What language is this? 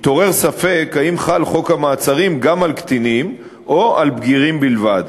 Hebrew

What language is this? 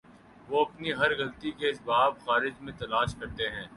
Urdu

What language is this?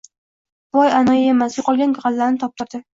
Uzbek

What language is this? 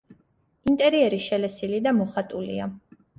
Georgian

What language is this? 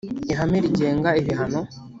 Kinyarwanda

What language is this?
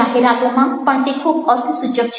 Gujarati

